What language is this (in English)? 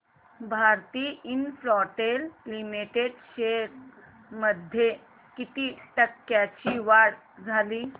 Marathi